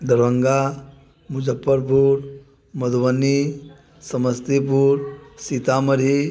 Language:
Maithili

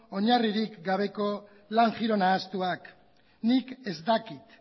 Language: Basque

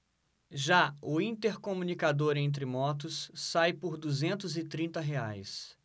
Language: Portuguese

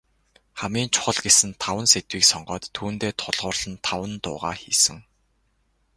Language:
Mongolian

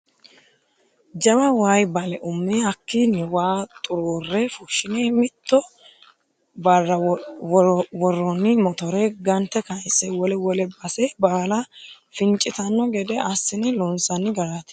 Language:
Sidamo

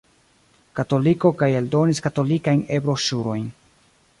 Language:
Esperanto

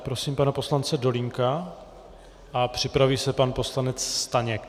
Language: Czech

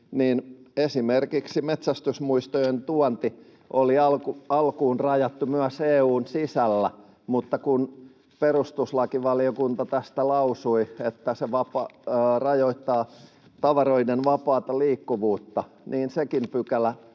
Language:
Finnish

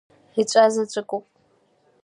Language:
Abkhazian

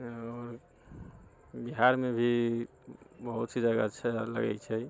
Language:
Maithili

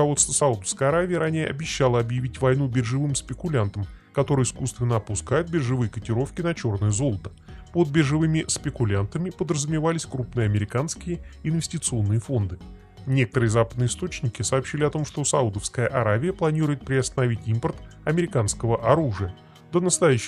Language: Russian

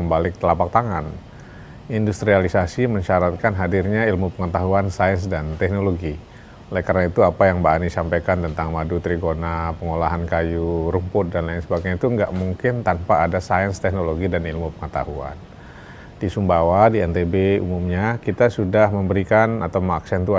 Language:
Indonesian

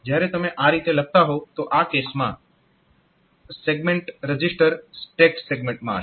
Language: Gujarati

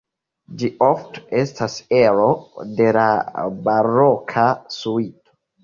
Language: Esperanto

